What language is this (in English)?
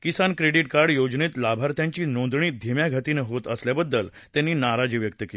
Marathi